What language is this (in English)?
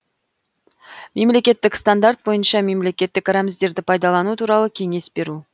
Kazakh